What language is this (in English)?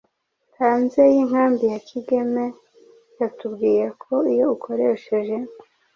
Kinyarwanda